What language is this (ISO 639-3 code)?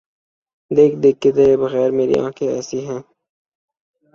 urd